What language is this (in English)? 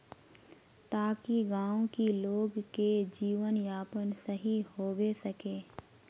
Magahi